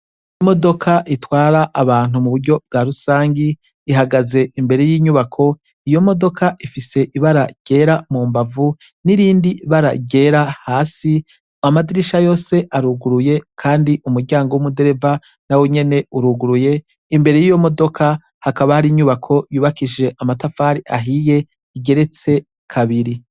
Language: Rundi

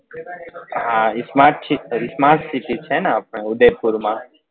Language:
Gujarati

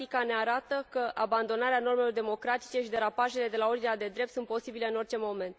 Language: Romanian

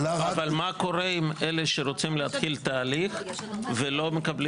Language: Hebrew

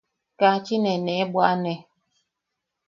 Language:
Yaqui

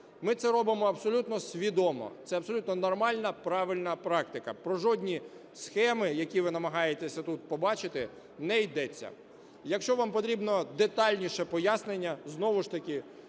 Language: Ukrainian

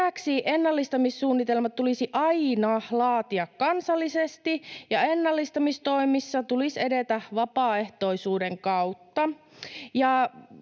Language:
Finnish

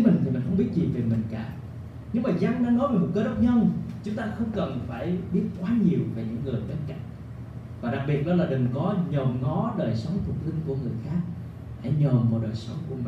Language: Vietnamese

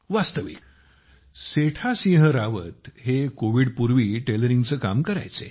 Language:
Marathi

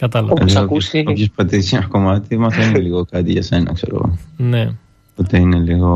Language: Greek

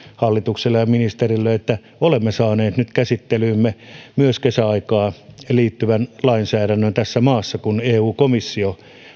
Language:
Finnish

